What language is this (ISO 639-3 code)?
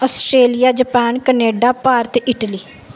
pan